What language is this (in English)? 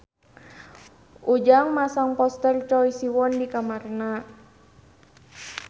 Sundanese